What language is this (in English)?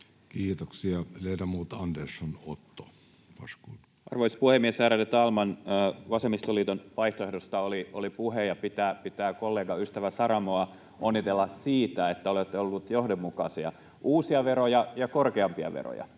Finnish